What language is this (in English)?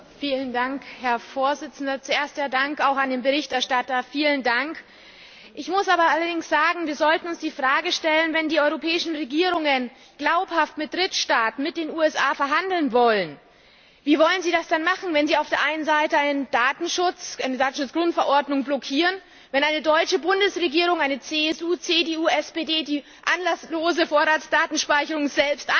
German